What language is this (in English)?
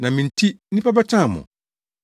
Akan